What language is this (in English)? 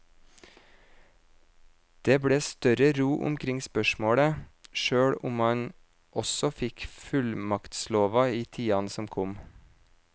Norwegian